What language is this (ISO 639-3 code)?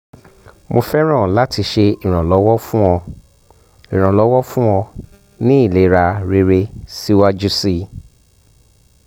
yor